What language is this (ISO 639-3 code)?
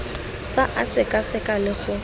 tsn